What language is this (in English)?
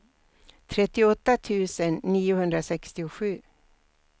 Swedish